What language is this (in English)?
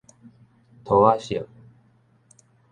Min Nan Chinese